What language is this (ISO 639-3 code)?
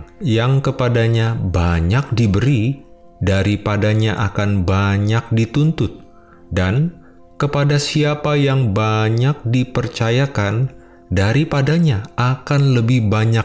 ind